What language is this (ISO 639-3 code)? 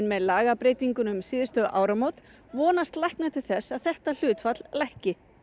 isl